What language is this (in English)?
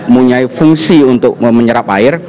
Indonesian